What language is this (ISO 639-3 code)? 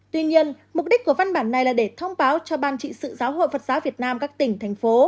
vie